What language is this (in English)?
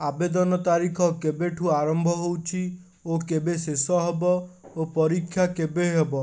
Odia